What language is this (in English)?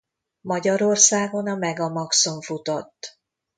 Hungarian